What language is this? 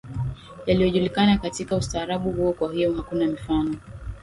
Swahili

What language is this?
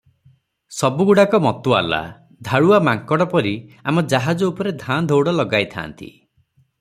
Odia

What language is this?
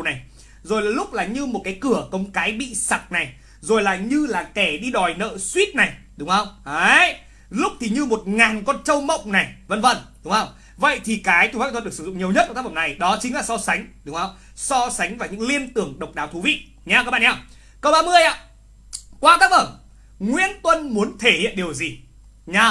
Vietnamese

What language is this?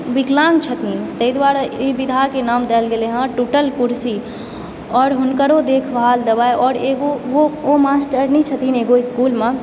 Maithili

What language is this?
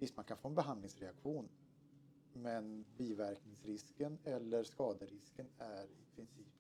Swedish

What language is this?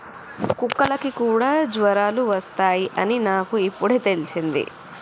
Telugu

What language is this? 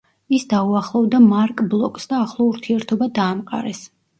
Georgian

